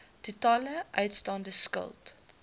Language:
Afrikaans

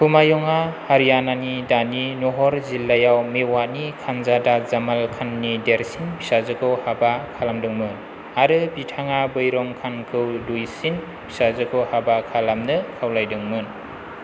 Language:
Bodo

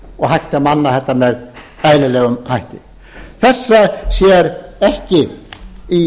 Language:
Icelandic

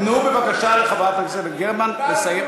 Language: Hebrew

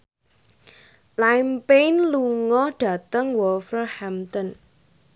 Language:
Javanese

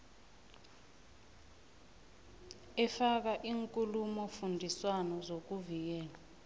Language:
South Ndebele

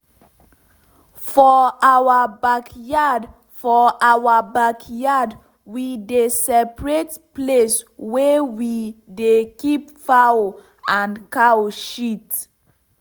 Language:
Nigerian Pidgin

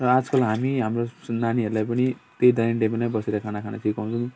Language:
Nepali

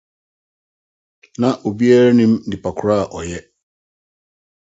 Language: Akan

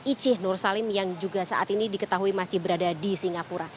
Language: Indonesian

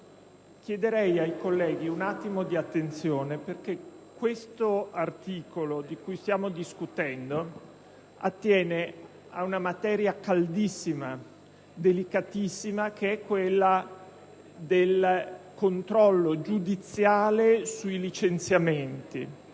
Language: Italian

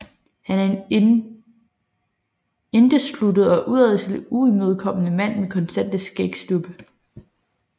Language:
Danish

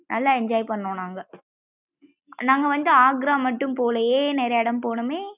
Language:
Tamil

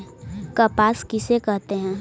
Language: Magahi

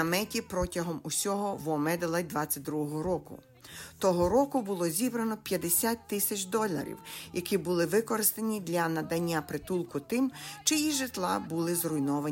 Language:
Ukrainian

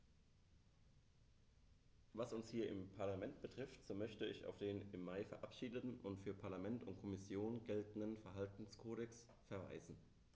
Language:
German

